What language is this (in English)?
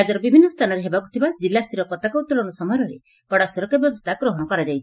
Odia